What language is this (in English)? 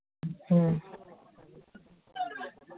Manipuri